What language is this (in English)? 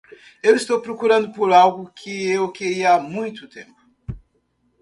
Portuguese